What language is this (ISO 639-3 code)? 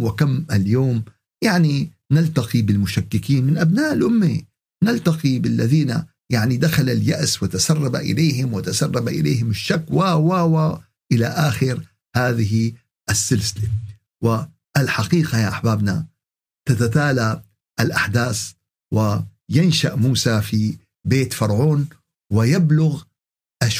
ara